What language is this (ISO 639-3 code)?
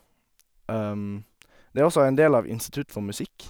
nor